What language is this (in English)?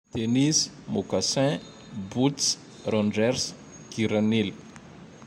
Tandroy-Mahafaly Malagasy